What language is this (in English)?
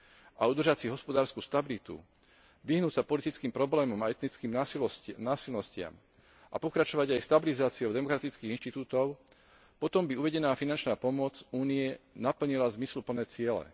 Slovak